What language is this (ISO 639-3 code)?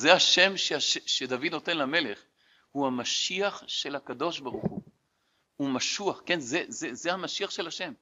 heb